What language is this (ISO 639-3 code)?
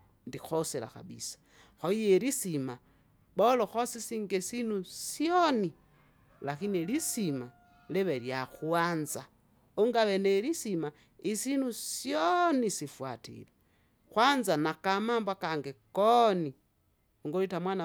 zga